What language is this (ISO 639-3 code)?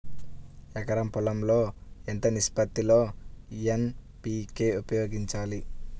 tel